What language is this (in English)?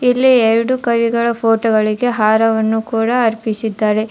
Kannada